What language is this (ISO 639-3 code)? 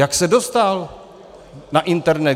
ces